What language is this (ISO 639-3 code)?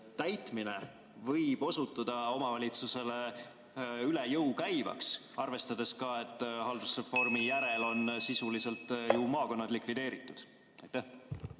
est